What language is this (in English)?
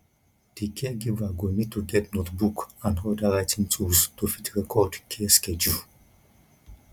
Nigerian Pidgin